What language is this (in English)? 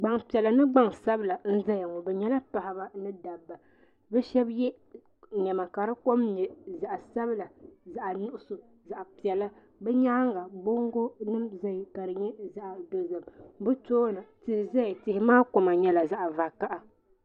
Dagbani